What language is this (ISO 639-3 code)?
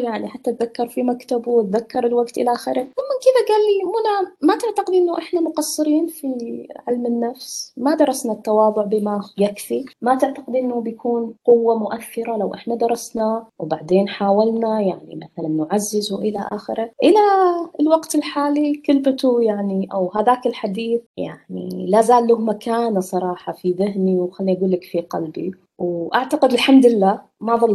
ara